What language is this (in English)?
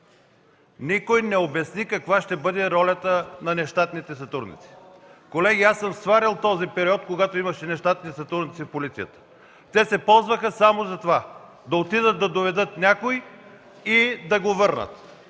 Bulgarian